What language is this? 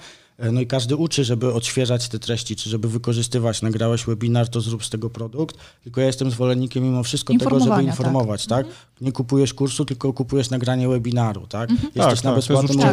Polish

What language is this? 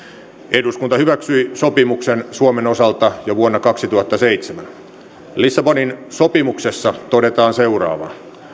Finnish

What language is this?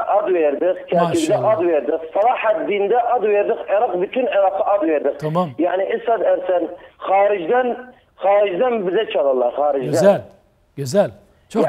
Turkish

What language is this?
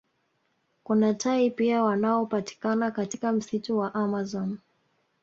Swahili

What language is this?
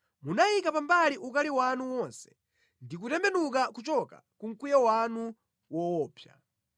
Nyanja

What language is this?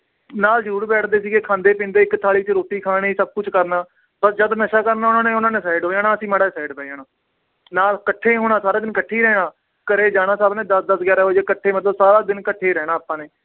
Punjabi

